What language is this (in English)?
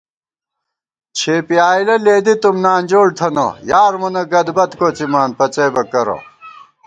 Gawar-Bati